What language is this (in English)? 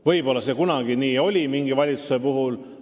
Estonian